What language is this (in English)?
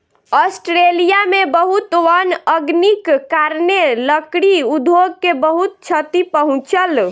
Maithili